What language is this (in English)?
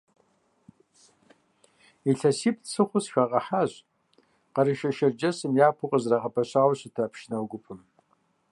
Kabardian